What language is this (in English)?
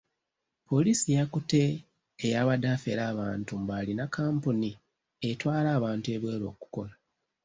Ganda